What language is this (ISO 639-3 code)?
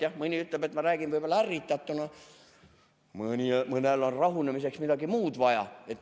est